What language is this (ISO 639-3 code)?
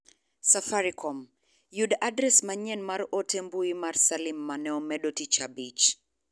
luo